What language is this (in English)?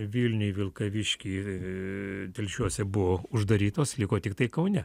Lithuanian